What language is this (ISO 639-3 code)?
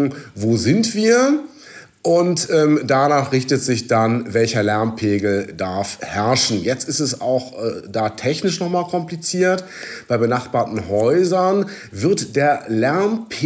deu